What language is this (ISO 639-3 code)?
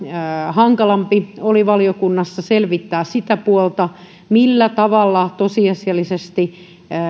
fin